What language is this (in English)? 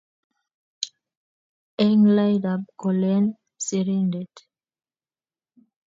Kalenjin